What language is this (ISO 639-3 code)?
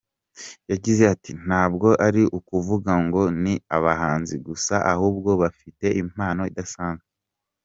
kin